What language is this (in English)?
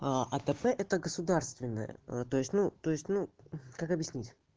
Russian